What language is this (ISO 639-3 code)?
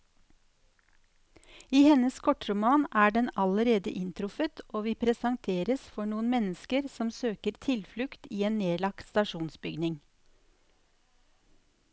nor